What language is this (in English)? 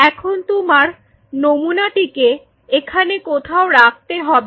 Bangla